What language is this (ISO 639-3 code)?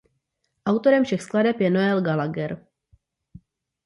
ces